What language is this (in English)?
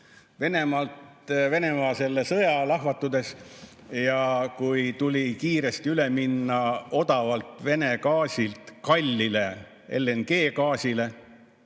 Estonian